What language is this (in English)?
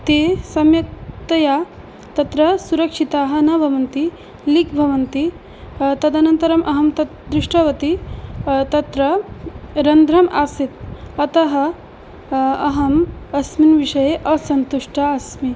Sanskrit